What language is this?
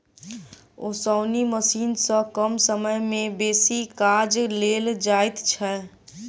Maithili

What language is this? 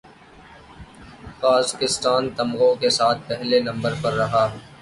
Urdu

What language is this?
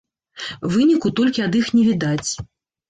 Belarusian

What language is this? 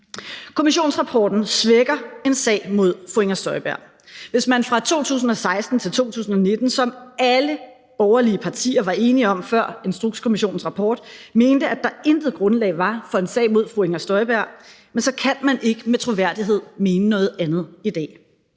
Danish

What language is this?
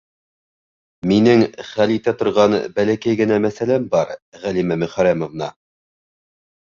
Bashkir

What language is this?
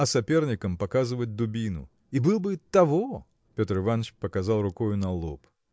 Russian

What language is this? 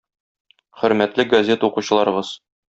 Tatar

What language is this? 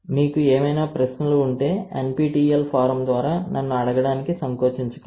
Telugu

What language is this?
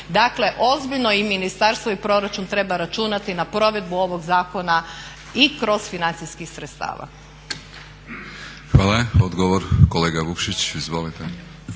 Croatian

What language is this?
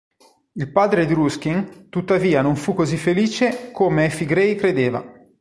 Italian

